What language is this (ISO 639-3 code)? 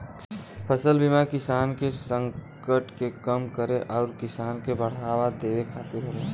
bho